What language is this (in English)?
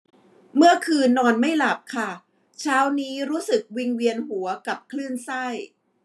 Thai